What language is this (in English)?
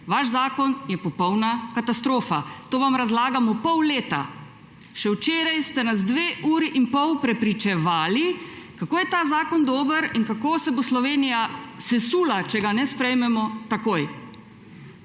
Slovenian